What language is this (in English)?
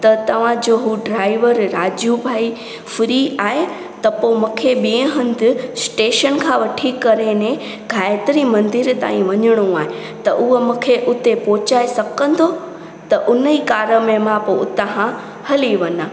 Sindhi